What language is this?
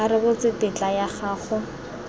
Tswana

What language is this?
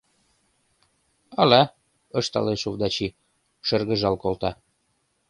Mari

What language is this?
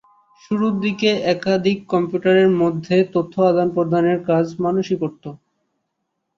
Bangla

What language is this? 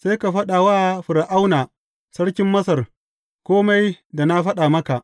Hausa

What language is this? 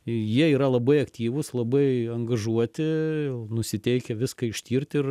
Lithuanian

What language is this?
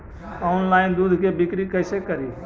Magahi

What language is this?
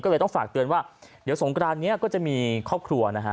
Thai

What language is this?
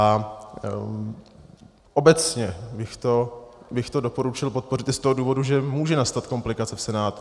Czech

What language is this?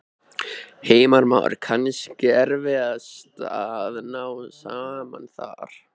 Icelandic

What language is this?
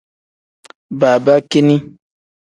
Tem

